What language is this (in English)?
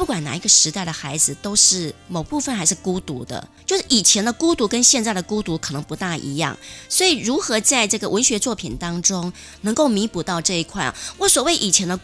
Chinese